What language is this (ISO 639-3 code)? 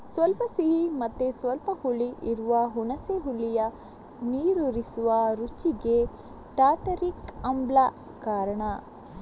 kan